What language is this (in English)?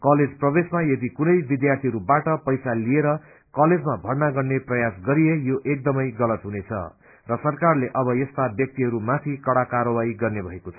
Nepali